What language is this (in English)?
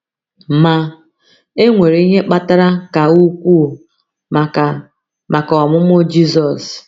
Igbo